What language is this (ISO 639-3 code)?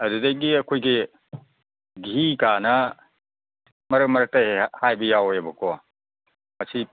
mni